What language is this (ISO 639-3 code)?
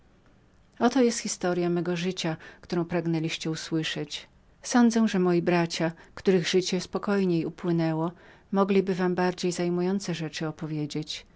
pol